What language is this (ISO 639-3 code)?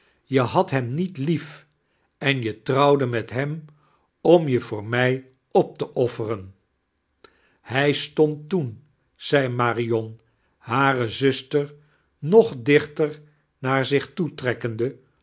nld